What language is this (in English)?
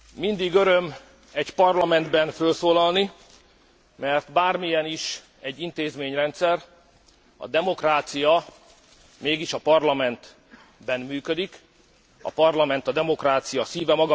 Hungarian